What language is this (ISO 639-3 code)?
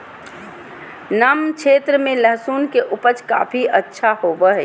mag